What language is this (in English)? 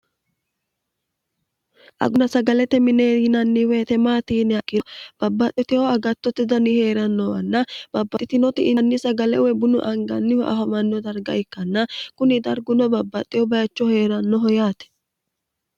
Sidamo